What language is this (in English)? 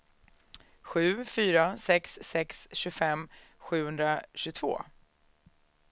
Swedish